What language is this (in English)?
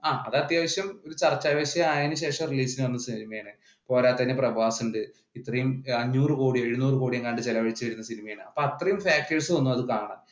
Malayalam